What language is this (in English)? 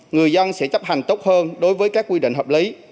Vietnamese